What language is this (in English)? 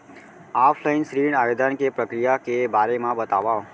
Chhattisgarhi